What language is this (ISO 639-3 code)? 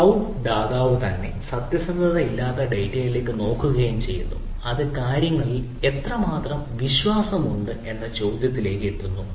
mal